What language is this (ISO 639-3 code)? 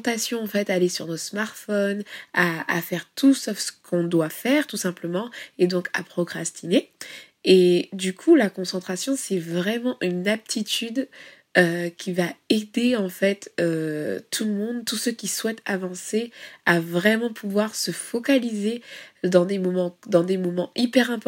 fra